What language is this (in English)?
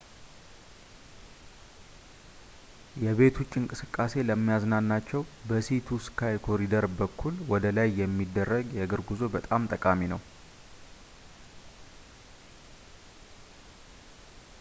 Amharic